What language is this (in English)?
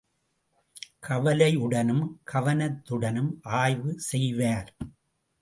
Tamil